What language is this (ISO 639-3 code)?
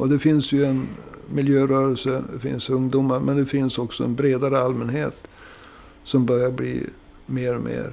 swe